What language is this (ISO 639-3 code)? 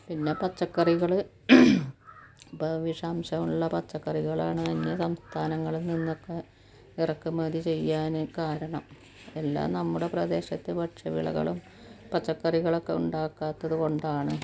mal